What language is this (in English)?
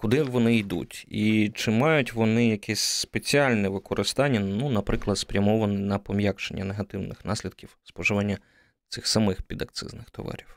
Ukrainian